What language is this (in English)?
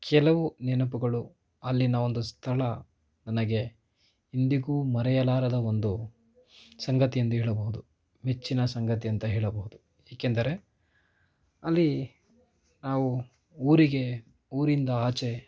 Kannada